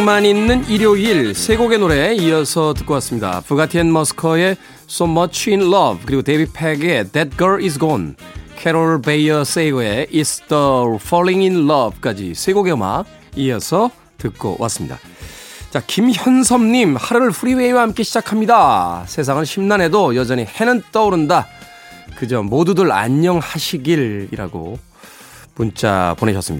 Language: Korean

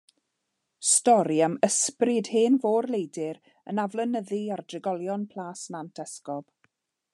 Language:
Welsh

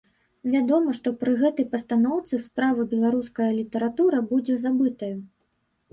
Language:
Belarusian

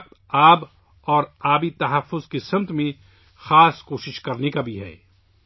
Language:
Urdu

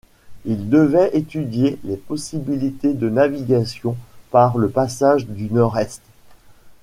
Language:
French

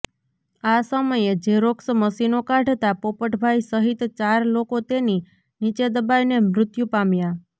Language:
Gujarati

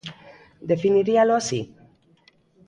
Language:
Galician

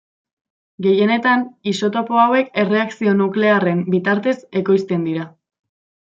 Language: Basque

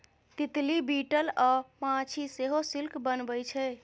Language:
Maithili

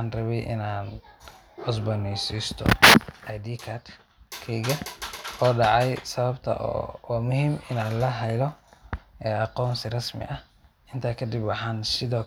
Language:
Somali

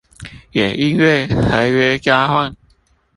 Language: Chinese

